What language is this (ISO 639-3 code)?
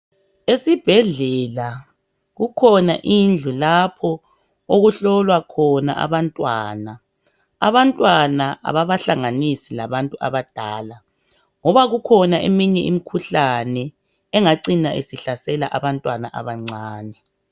nde